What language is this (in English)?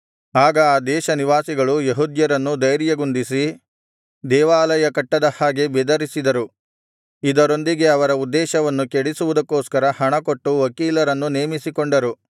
Kannada